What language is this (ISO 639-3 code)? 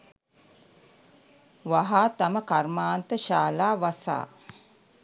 sin